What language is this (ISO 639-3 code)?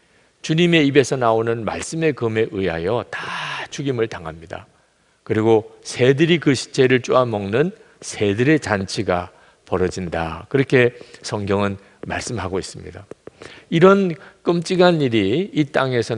kor